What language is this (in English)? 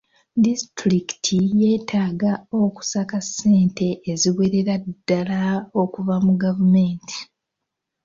Ganda